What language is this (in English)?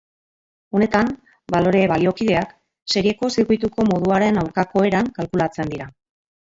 Basque